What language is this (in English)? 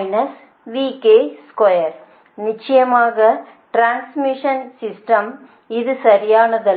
Tamil